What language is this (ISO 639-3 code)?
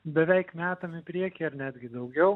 lit